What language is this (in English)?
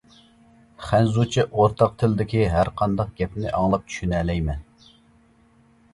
Uyghur